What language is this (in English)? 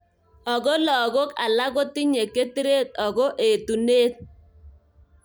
Kalenjin